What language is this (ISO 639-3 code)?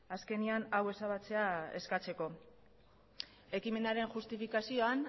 eus